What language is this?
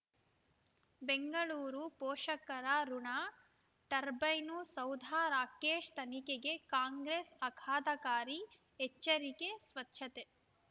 Kannada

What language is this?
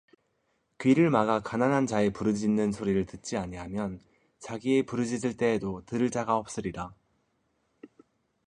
Korean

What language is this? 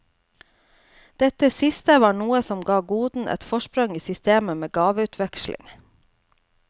Norwegian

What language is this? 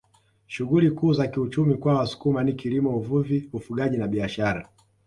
Swahili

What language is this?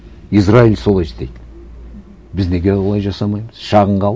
Kazakh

